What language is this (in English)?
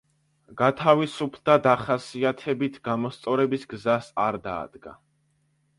Georgian